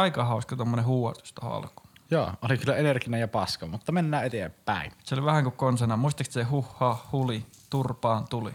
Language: Finnish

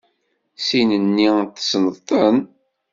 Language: Kabyle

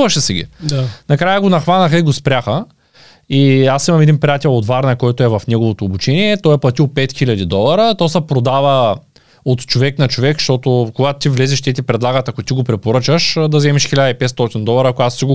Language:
Bulgarian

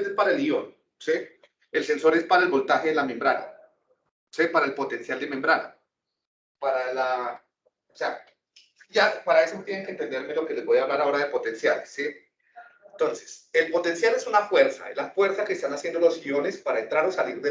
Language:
Spanish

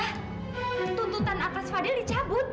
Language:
Indonesian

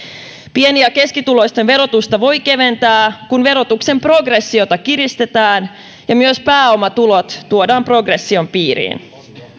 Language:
Finnish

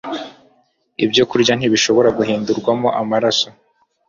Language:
Kinyarwanda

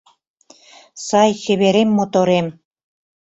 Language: Mari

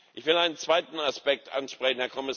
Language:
German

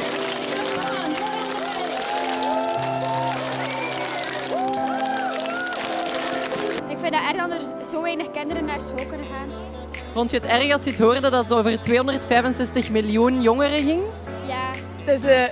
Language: Dutch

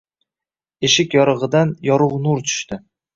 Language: Uzbek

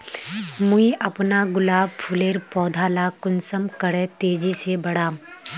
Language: Magahi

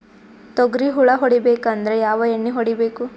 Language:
Kannada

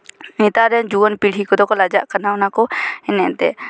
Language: Santali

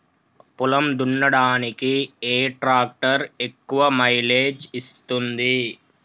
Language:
Telugu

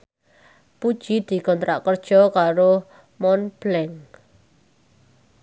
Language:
Javanese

